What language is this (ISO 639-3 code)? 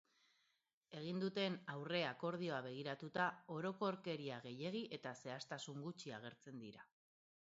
eus